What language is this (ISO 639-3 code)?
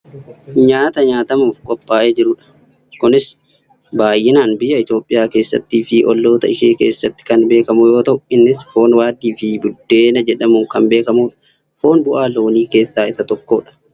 orm